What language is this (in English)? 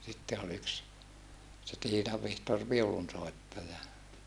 Finnish